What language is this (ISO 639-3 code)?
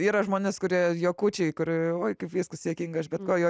lit